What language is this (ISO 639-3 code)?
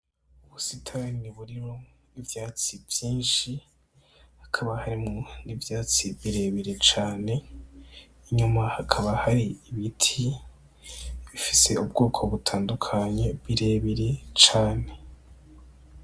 run